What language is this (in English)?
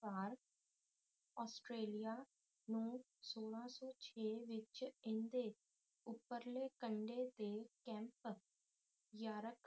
Punjabi